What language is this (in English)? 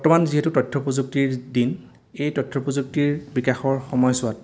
Assamese